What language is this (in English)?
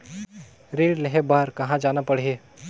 Chhattisgarhi